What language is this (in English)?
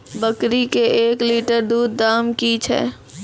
Maithili